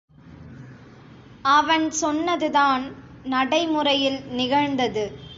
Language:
Tamil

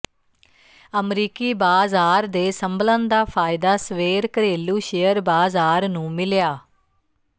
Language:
Punjabi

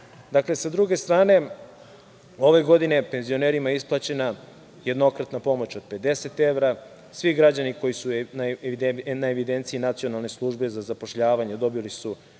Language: Serbian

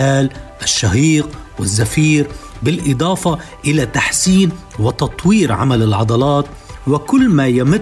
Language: Arabic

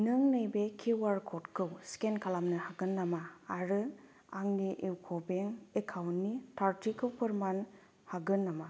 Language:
Bodo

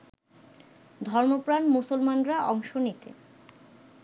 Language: Bangla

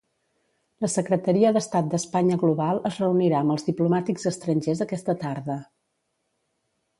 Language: Catalan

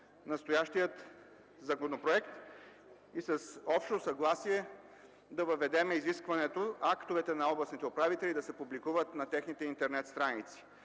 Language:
Bulgarian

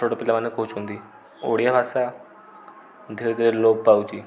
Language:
Odia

